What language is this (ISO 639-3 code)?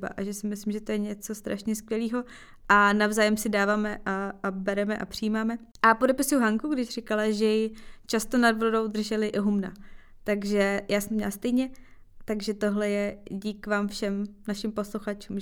ces